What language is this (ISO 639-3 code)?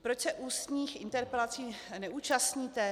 ces